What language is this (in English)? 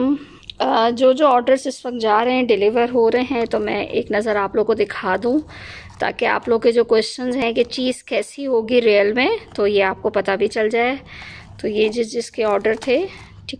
Hindi